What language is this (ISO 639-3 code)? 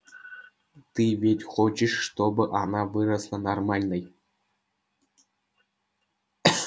rus